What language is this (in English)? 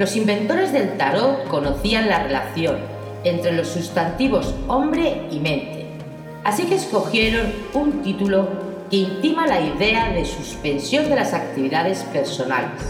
Spanish